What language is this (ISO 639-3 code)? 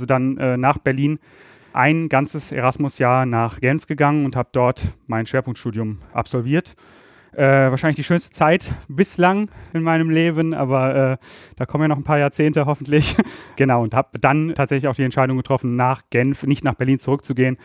deu